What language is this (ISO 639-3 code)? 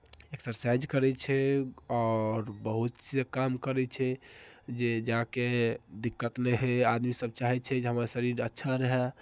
mai